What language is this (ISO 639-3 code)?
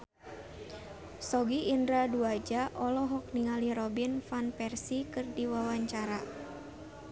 sun